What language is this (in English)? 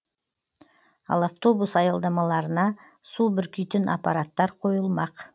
Kazakh